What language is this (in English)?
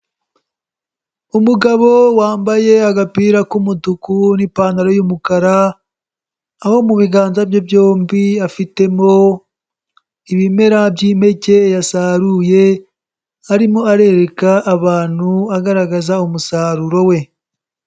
Kinyarwanda